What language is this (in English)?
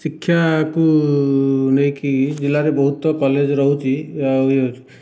Odia